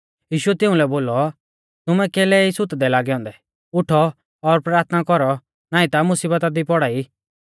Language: Mahasu Pahari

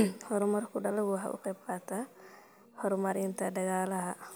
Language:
Somali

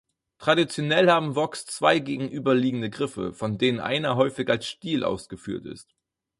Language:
German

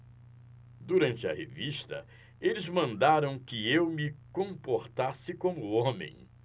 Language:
Portuguese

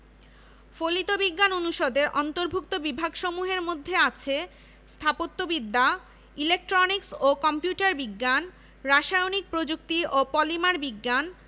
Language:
Bangla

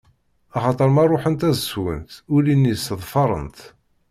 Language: Kabyle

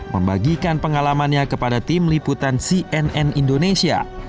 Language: Indonesian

